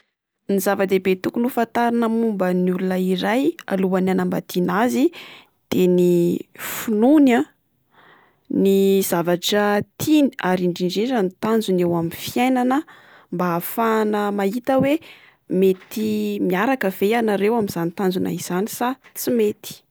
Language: Malagasy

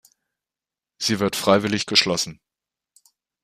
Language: German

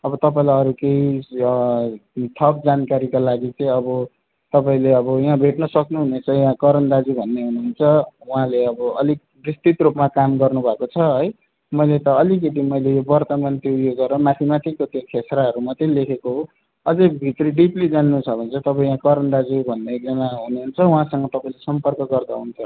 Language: Nepali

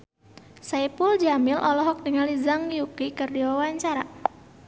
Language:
Sundanese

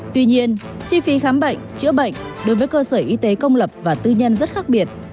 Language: Vietnamese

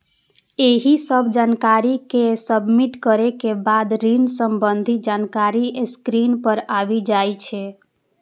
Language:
Maithili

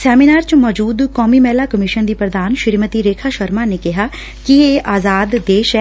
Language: Punjabi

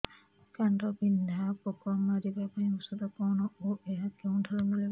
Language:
Odia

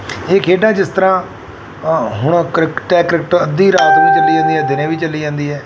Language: Punjabi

